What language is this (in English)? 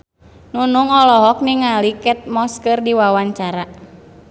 Sundanese